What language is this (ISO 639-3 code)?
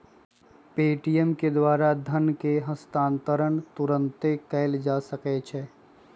mag